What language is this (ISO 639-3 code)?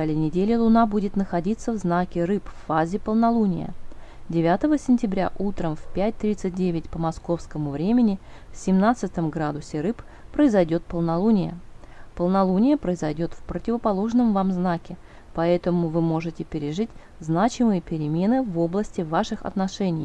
rus